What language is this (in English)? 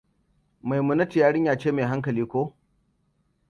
Hausa